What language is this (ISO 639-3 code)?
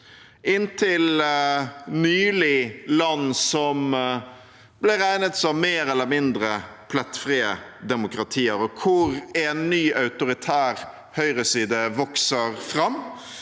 nor